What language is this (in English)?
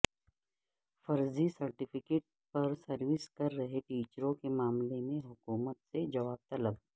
Urdu